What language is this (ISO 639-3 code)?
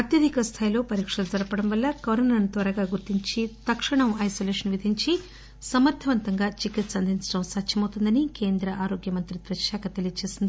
tel